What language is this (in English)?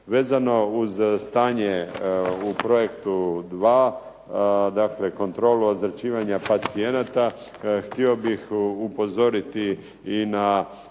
Croatian